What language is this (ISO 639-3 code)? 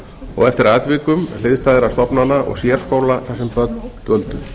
isl